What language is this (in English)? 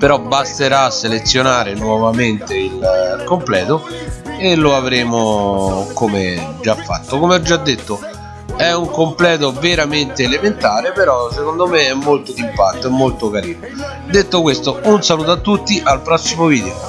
Italian